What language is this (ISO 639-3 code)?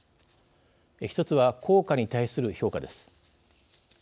jpn